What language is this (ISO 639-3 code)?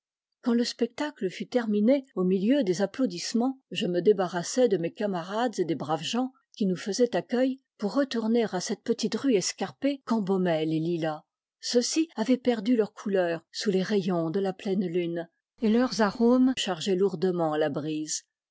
fra